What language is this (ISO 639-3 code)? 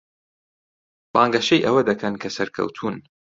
ckb